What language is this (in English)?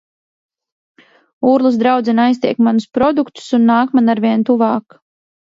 Latvian